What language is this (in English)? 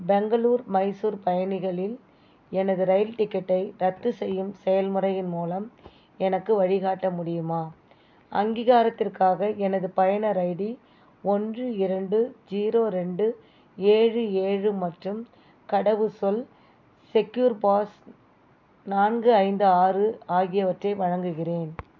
Tamil